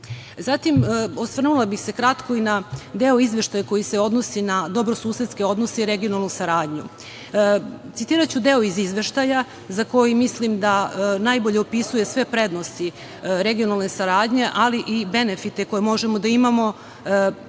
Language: Serbian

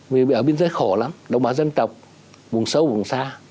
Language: Vietnamese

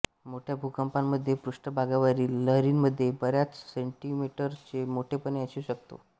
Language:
Marathi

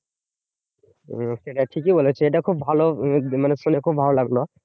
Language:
Bangla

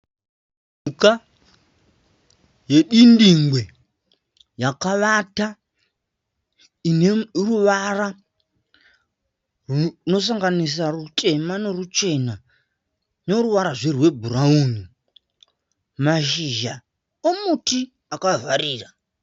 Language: Shona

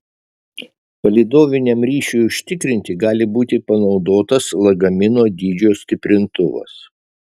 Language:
Lithuanian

